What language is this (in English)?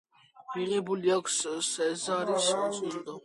Georgian